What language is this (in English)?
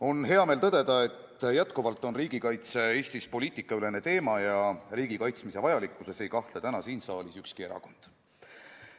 Estonian